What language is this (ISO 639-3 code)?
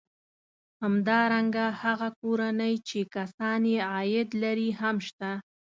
pus